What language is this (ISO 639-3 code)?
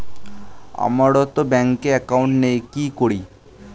ben